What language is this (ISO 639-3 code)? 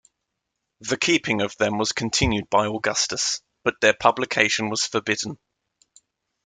eng